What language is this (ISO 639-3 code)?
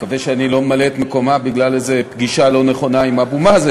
heb